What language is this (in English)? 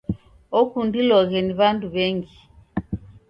Taita